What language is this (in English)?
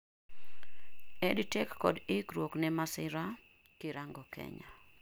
Luo (Kenya and Tanzania)